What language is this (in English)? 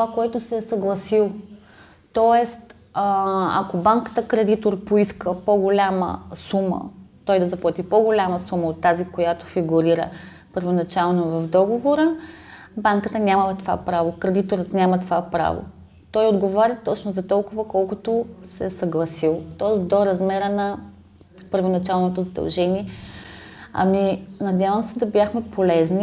Bulgarian